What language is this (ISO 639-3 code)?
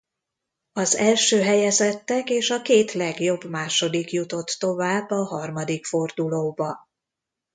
hun